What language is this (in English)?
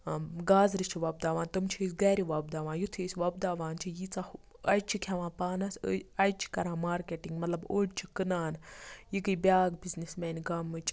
Kashmiri